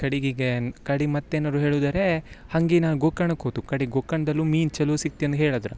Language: Kannada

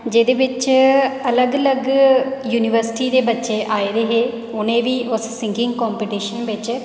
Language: Dogri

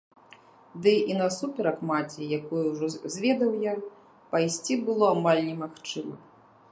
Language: Belarusian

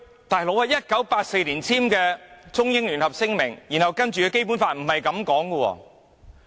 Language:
Cantonese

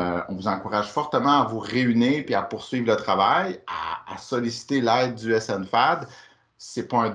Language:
French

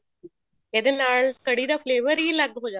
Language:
Punjabi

